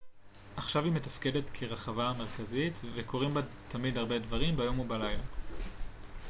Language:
Hebrew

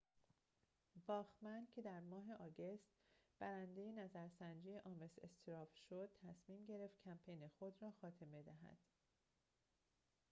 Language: Persian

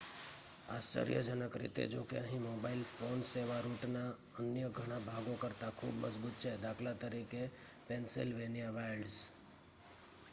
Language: Gujarati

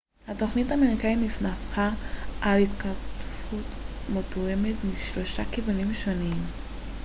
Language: Hebrew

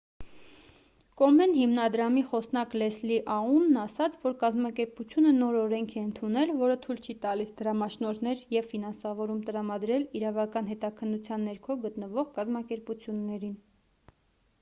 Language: Armenian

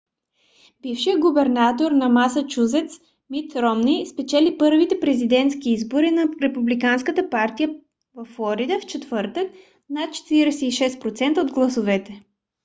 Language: Bulgarian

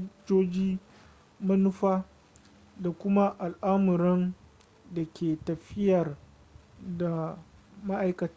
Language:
Hausa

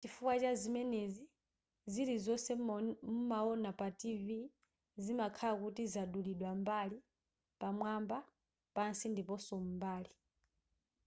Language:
Nyanja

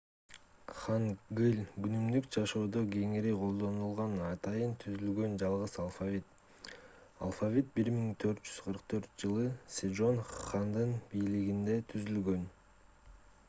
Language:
Kyrgyz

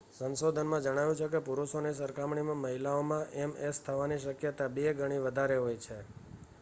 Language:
Gujarati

